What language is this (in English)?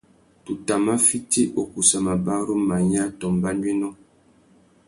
Tuki